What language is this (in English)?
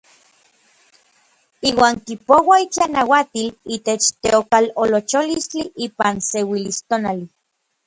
Orizaba Nahuatl